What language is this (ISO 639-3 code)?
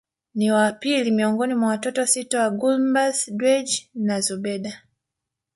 swa